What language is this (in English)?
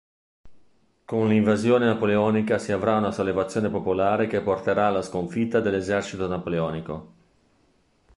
Italian